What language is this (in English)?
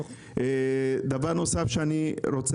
Hebrew